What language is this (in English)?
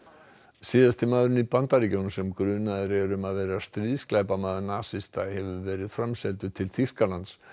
Icelandic